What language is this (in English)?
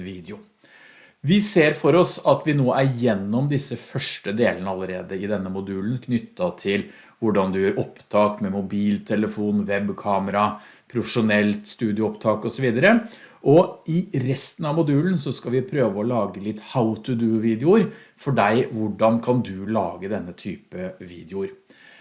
Norwegian